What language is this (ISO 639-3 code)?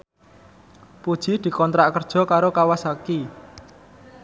jav